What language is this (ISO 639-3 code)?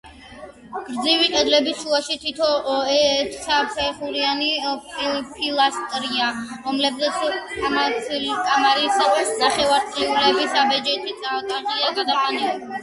kat